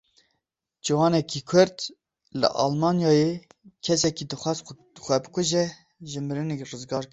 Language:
Kurdish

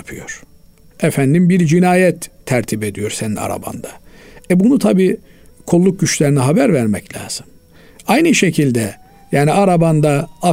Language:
Turkish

